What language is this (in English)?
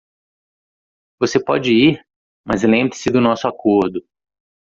Portuguese